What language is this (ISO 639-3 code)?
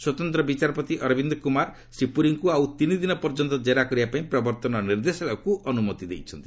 ori